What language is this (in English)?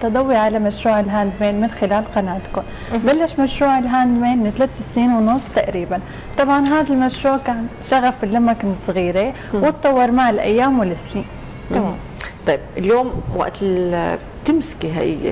Arabic